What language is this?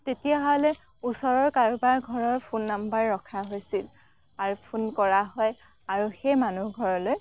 Assamese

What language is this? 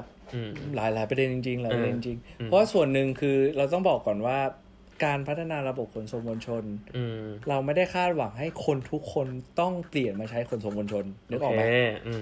Thai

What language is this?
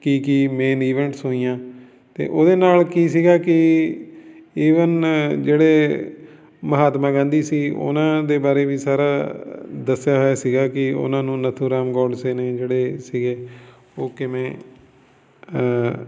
Punjabi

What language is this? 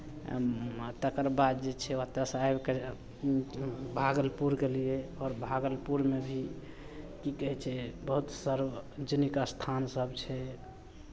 Maithili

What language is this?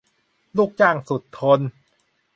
Thai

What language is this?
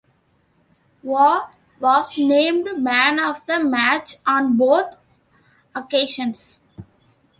English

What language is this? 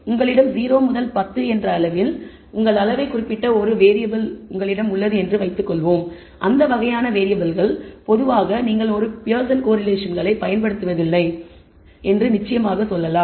Tamil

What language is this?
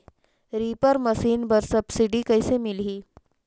Chhattisgarhi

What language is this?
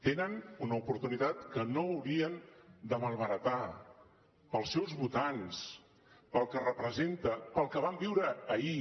Catalan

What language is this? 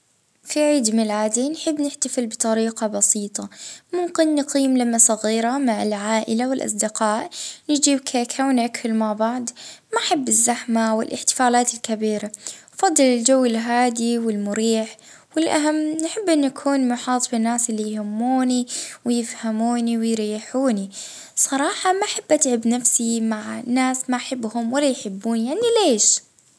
Libyan Arabic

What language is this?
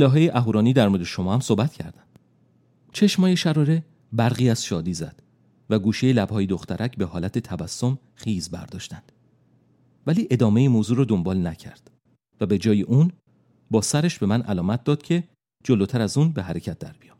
Persian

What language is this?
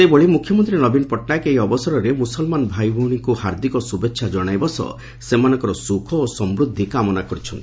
Odia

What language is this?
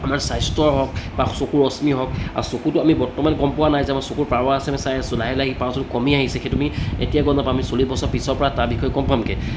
Assamese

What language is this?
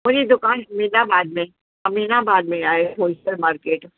Sindhi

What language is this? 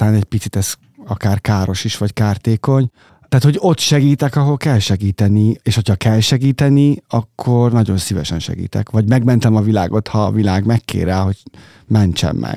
Hungarian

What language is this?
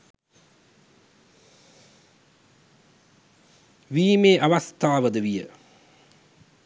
Sinhala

